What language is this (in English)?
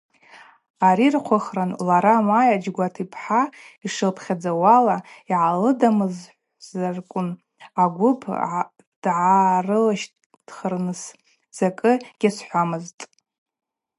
Abaza